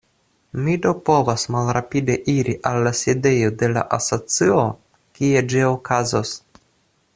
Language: Esperanto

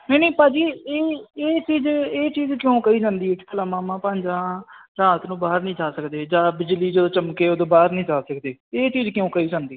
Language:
Punjabi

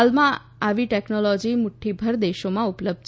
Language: Gujarati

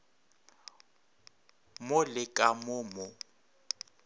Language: Northern Sotho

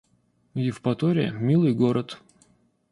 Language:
Russian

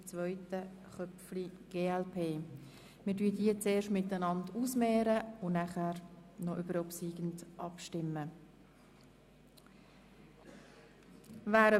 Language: Swiss German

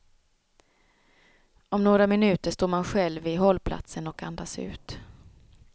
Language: Swedish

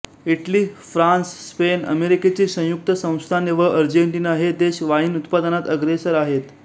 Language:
Marathi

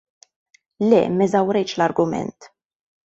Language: Maltese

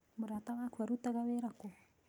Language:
Kikuyu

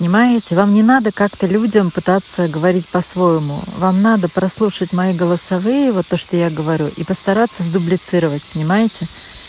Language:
Russian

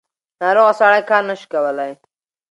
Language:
Pashto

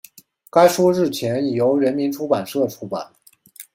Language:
Chinese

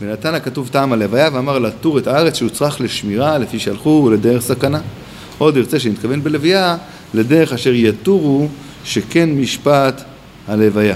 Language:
Hebrew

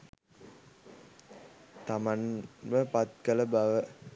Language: Sinhala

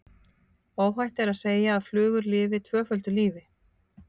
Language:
Icelandic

